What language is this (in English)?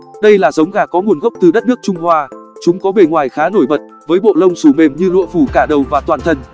Vietnamese